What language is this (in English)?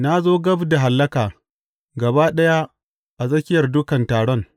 Hausa